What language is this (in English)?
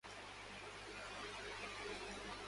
Urdu